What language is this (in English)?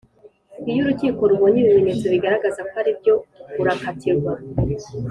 Kinyarwanda